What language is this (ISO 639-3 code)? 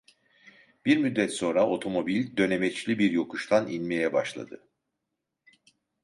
tur